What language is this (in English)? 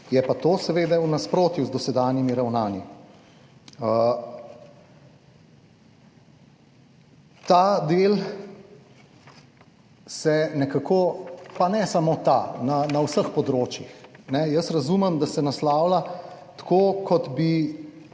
Slovenian